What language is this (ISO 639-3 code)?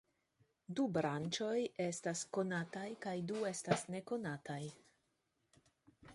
epo